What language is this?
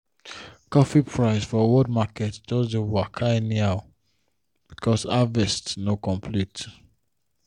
Nigerian Pidgin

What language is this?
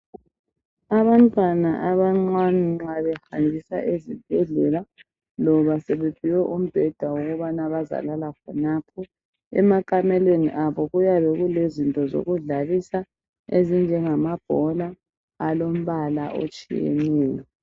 North Ndebele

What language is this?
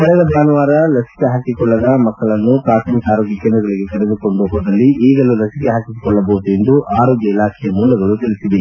Kannada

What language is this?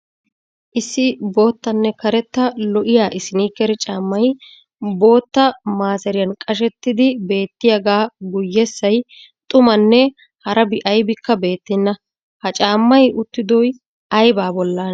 Wolaytta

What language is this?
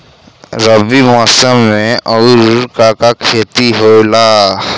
Bhojpuri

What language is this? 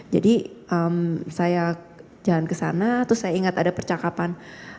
Indonesian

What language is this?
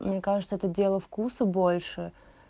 Russian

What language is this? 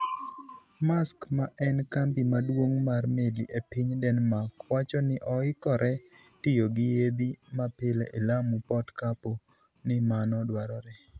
Luo (Kenya and Tanzania)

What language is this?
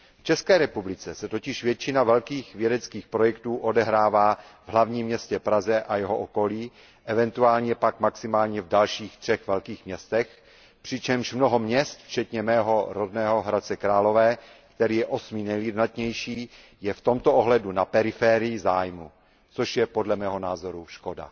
Czech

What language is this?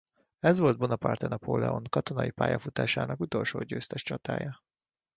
Hungarian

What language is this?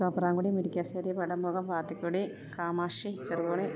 Malayalam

